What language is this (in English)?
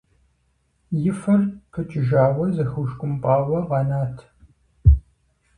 Kabardian